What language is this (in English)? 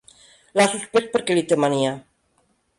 Catalan